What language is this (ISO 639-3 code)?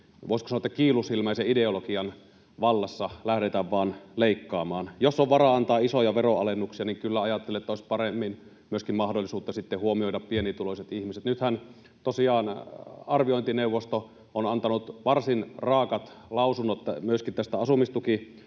fin